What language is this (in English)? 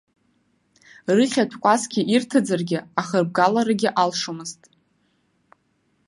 Abkhazian